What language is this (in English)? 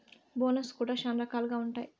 Telugu